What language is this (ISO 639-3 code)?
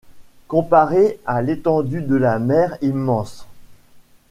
fra